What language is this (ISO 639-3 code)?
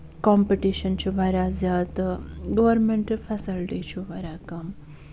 kas